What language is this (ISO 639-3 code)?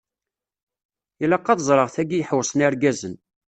kab